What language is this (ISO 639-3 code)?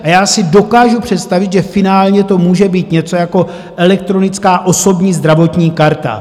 ces